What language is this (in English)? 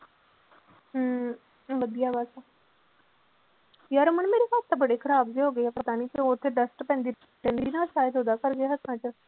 Punjabi